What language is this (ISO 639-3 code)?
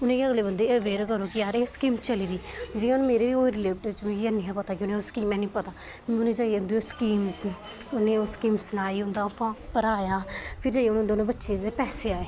doi